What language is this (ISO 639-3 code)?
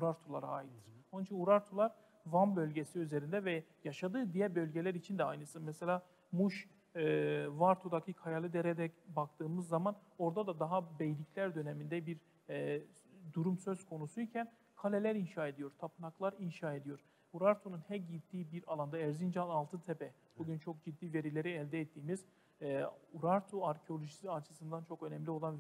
tur